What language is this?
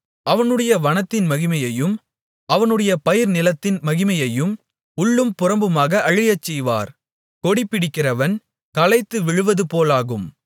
Tamil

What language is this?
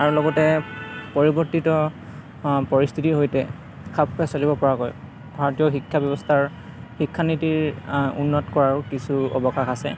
Assamese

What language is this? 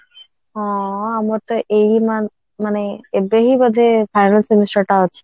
Odia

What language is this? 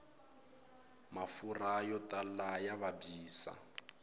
Tsonga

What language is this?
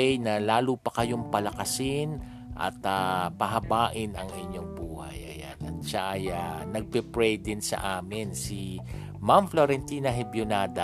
Filipino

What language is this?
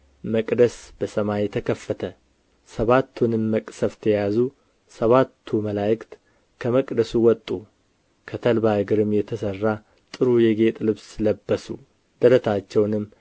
Amharic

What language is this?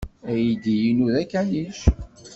Kabyle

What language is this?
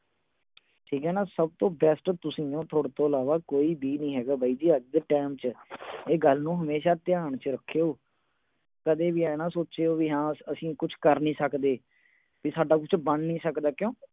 Punjabi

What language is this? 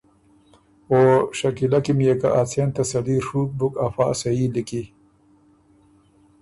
Ormuri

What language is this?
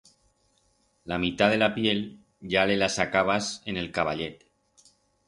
Aragonese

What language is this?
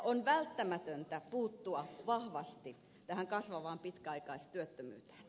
Finnish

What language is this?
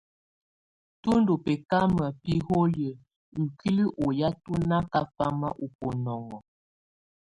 Tunen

